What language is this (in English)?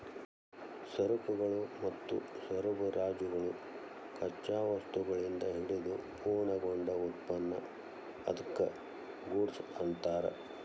Kannada